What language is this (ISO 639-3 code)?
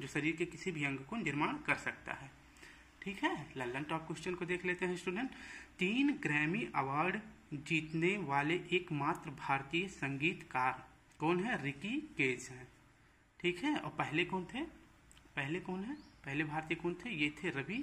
hin